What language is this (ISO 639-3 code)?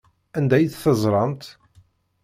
kab